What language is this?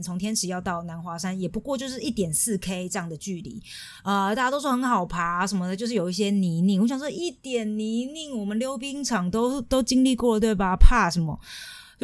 Chinese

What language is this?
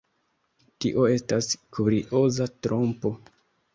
Esperanto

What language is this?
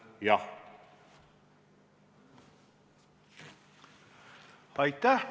Estonian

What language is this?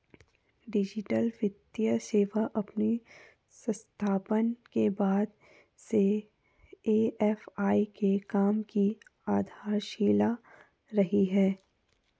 Hindi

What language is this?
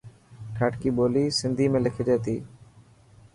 Dhatki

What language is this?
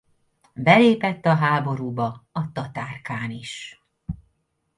Hungarian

